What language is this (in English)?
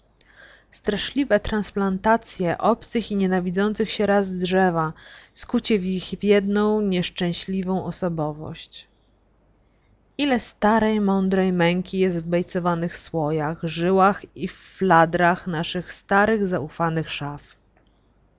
Polish